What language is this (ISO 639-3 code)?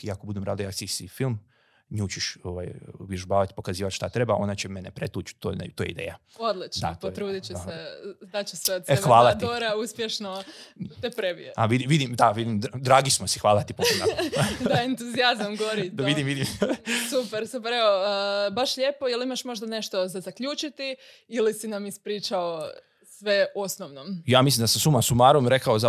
hrv